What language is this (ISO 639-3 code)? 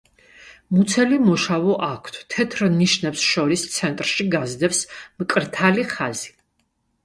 kat